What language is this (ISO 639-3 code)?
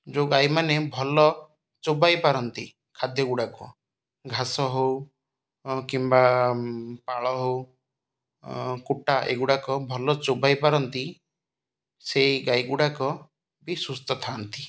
ori